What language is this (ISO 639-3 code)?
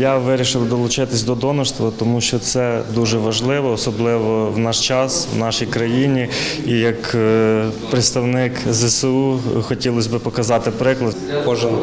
ukr